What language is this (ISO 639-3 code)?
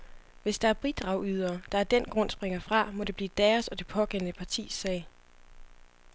dan